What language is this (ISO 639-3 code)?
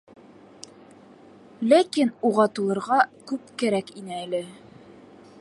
bak